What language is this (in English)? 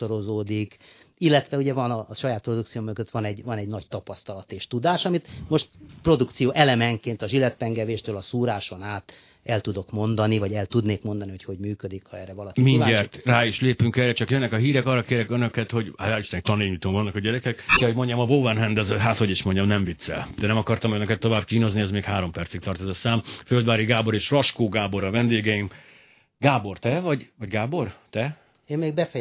Hungarian